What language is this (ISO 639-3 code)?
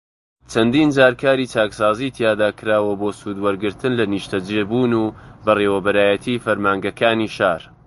ckb